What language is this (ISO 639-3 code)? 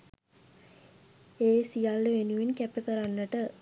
sin